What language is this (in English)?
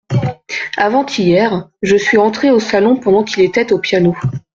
French